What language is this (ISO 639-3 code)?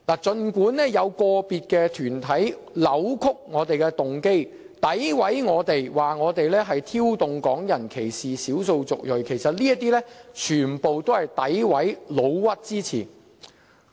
yue